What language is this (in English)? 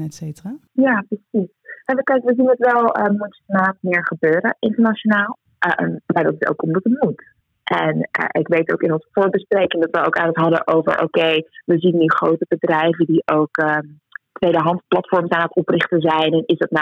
Dutch